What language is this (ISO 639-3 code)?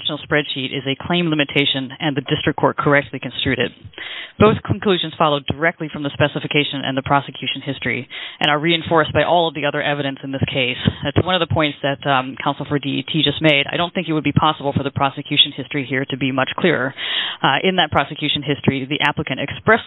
eng